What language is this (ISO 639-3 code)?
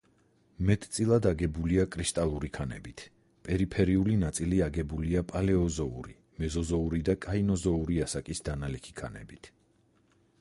kat